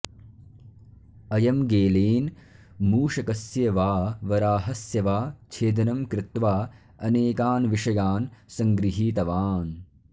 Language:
Sanskrit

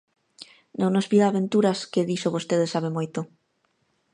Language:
Galician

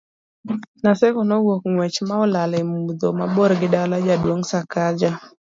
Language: Luo (Kenya and Tanzania)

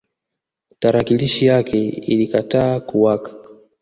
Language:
Swahili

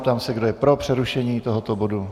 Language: Czech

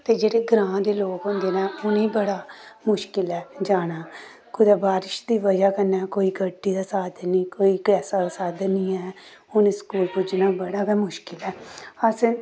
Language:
Dogri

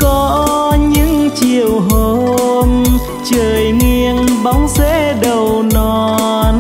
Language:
Vietnamese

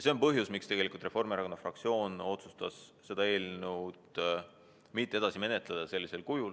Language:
Estonian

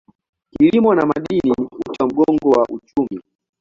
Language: Swahili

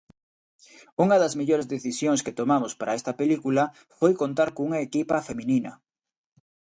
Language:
Galician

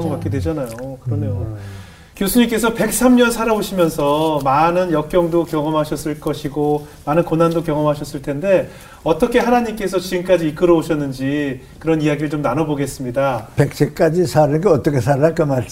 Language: Korean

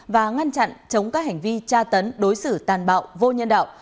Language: Vietnamese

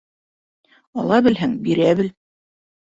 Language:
Bashkir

